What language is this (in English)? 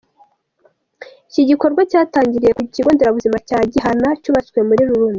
Kinyarwanda